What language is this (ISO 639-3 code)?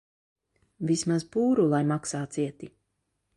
lav